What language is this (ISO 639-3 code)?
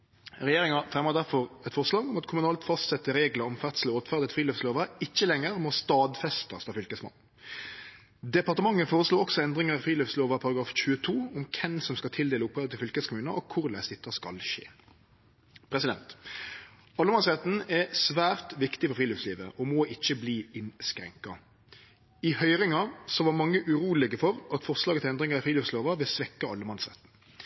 nno